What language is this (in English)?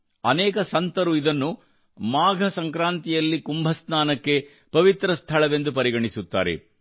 Kannada